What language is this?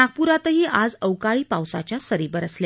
Marathi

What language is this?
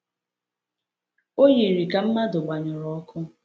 Igbo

